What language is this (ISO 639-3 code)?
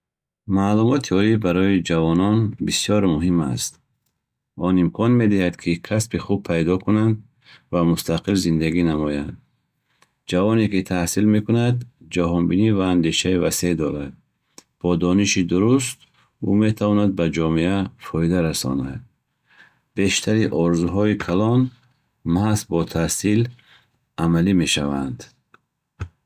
bhh